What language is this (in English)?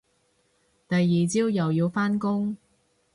Cantonese